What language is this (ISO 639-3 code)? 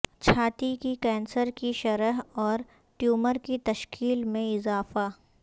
urd